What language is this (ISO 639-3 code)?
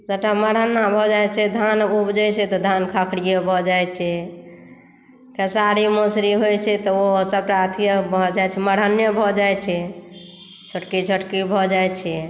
mai